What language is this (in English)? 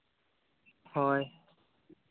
Santali